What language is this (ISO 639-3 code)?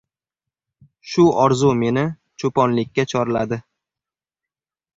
uzb